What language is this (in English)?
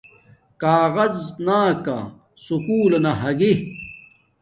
Domaaki